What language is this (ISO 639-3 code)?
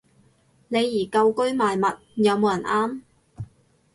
yue